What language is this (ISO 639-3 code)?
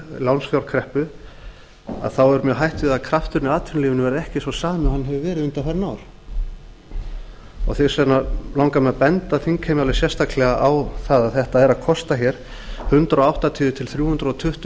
isl